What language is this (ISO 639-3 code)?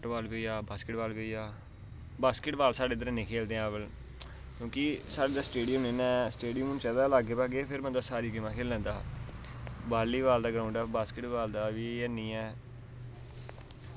doi